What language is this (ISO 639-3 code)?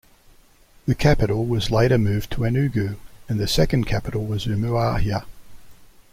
eng